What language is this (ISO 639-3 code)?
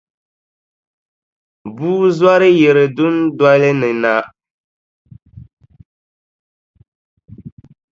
dag